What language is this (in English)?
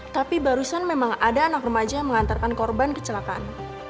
Indonesian